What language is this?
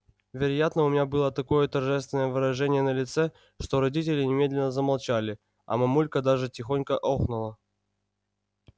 Russian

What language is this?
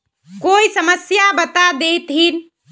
Magahi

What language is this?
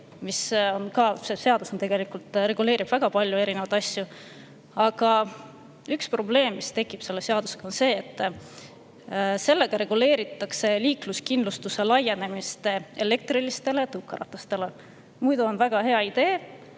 Estonian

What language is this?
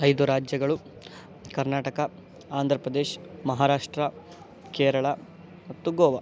Kannada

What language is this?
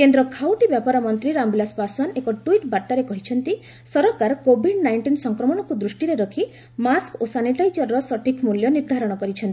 Odia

